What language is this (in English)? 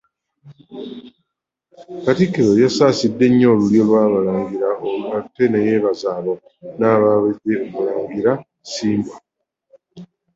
Ganda